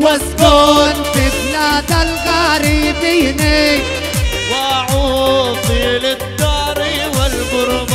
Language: Arabic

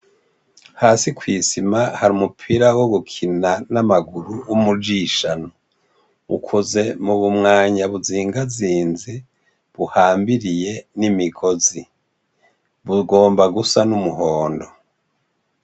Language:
Rundi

